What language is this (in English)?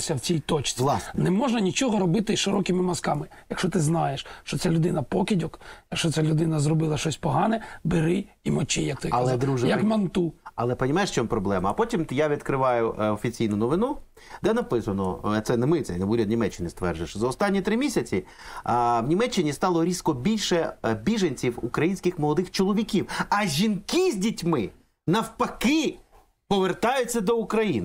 Ukrainian